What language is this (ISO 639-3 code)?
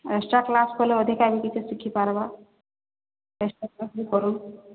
ori